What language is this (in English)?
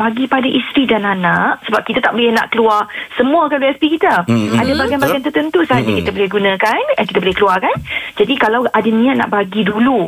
Malay